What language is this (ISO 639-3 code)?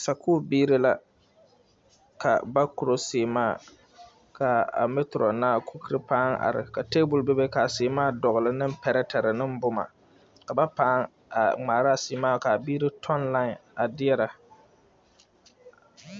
dga